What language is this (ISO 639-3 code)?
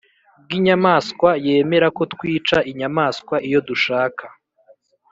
kin